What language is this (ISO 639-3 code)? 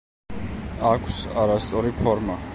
kat